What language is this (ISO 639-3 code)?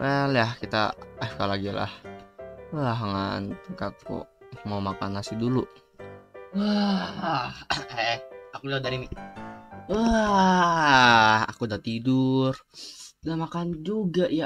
ind